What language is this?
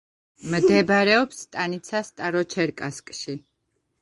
Georgian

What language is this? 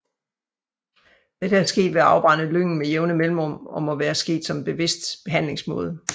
Danish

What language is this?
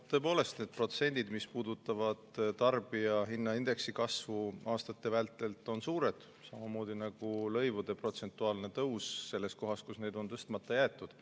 Estonian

